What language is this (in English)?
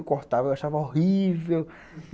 Portuguese